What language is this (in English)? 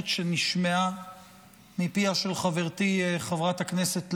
Hebrew